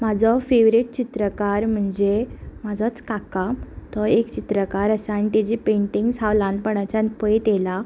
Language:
Konkani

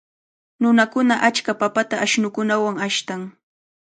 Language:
Cajatambo North Lima Quechua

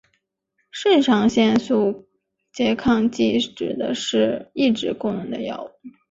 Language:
Chinese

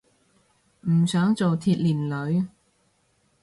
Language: Cantonese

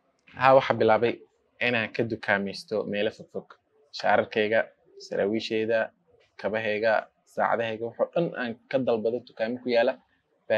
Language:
Arabic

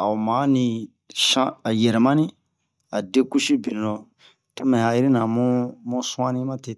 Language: Bomu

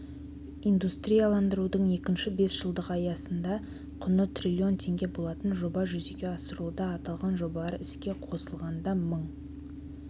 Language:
Kazakh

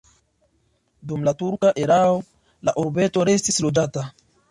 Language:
Esperanto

